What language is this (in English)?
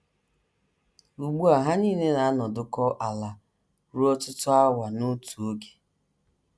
Igbo